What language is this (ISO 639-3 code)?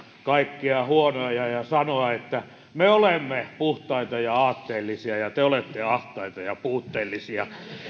fin